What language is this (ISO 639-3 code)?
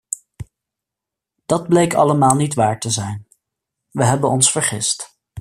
nld